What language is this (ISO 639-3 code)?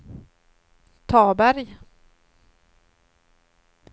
swe